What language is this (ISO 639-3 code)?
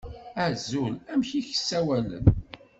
kab